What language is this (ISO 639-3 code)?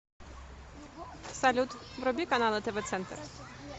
rus